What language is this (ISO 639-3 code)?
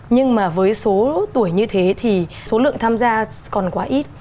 vie